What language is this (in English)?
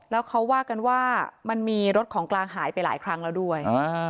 Thai